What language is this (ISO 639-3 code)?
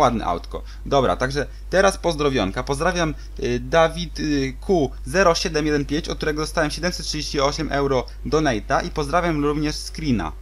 pol